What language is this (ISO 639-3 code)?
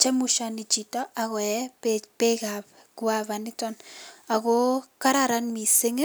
kln